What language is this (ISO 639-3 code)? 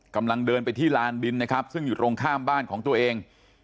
tha